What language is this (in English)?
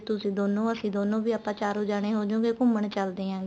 Punjabi